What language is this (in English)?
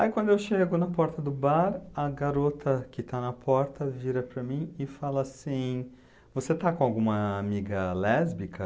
Portuguese